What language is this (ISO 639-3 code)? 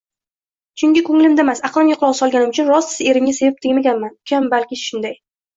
uzb